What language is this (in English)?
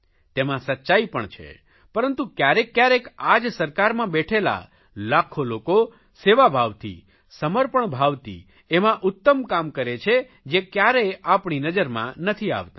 Gujarati